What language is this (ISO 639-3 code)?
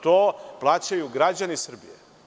srp